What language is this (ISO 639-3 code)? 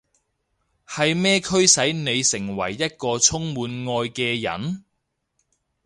yue